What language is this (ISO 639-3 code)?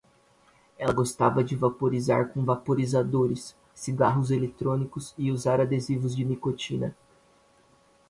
por